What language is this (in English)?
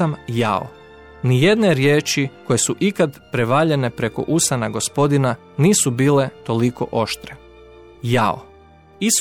Croatian